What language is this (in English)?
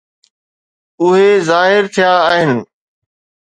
Sindhi